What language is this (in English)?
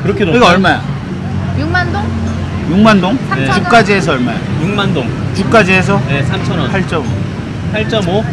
Korean